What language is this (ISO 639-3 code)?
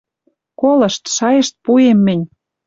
mrj